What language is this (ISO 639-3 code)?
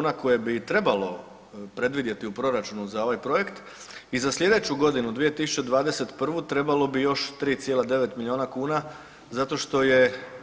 hrv